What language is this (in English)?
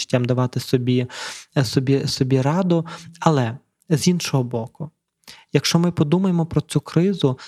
Ukrainian